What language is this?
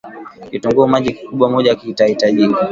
Swahili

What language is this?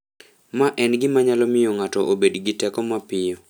Luo (Kenya and Tanzania)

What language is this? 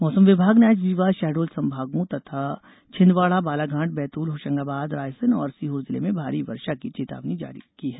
Hindi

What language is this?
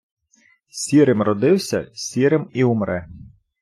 Ukrainian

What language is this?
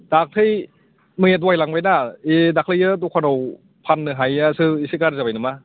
Bodo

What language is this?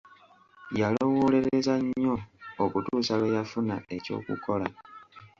Ganda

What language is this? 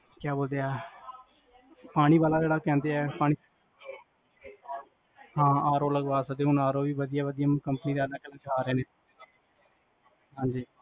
Punjabi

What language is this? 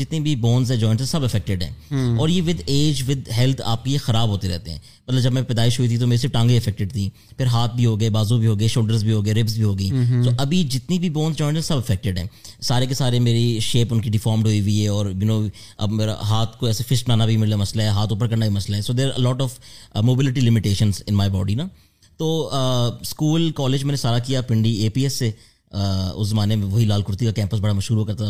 Urdu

